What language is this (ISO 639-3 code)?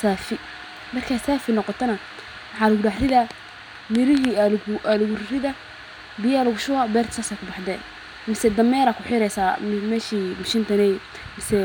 som